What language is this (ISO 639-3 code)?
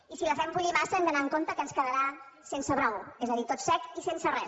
cat